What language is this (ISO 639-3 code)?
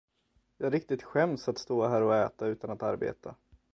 swe